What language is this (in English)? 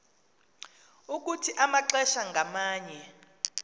Xhosa